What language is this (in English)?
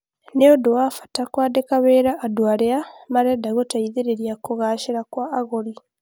Kikuyu